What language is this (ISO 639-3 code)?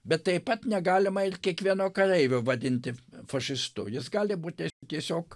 lit